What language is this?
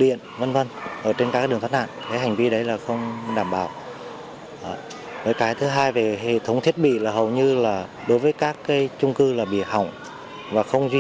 Vietnamese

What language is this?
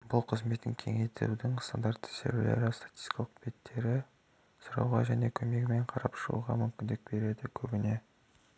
Kazakh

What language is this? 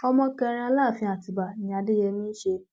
Yoruba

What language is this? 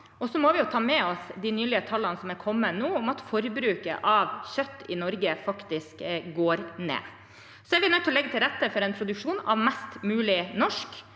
Norwegian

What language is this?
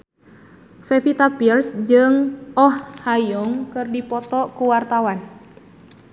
Sundanese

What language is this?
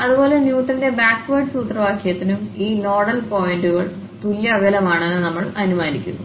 Malayalam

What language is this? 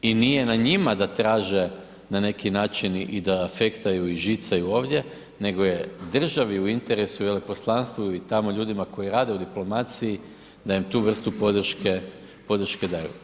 Croatian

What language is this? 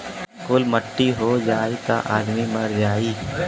Bhojpuri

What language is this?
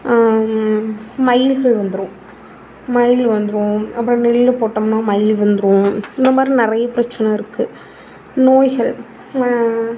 Tamil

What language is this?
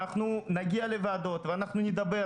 Hebrew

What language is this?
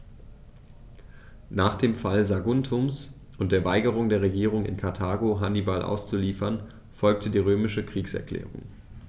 German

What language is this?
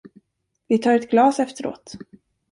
Swedish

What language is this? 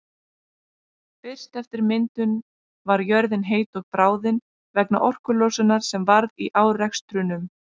Icelandic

